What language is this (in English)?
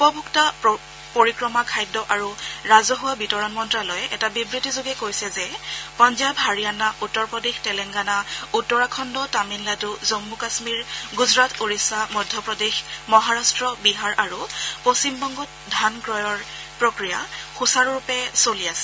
Assamese